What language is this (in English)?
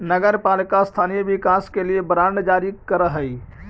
Magahi